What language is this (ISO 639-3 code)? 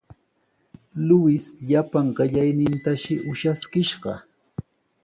qws